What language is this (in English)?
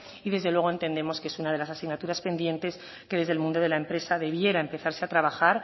Spanish